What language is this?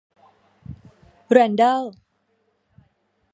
Thai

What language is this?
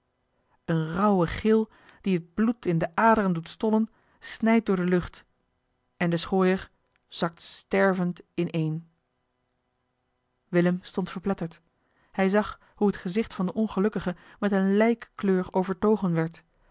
Dutch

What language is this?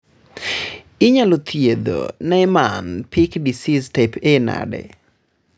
Luo (Kenya and Tanzania)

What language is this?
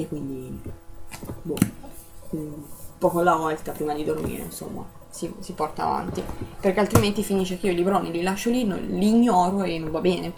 Italian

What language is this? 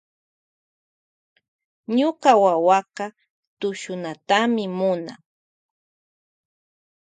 Loja Highland Quichua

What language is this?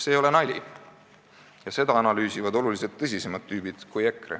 Estonian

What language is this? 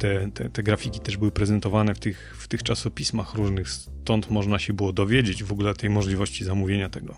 Polish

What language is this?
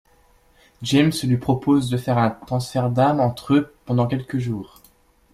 French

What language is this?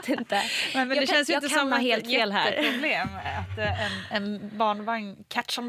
Swedish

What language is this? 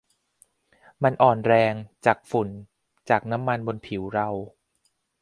Thai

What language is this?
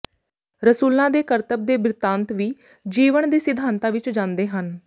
Punjabi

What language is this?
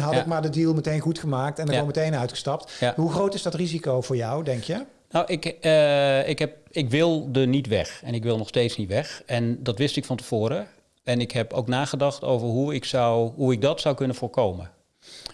Dutch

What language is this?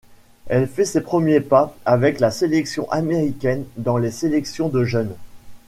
French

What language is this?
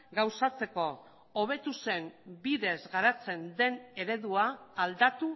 Basque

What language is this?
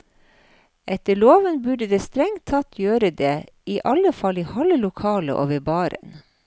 Norwegian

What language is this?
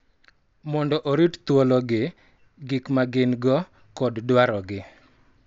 Luo (Kenya and Tanzania)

